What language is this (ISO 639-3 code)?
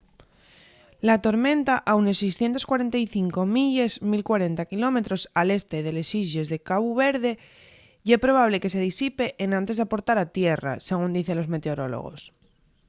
ast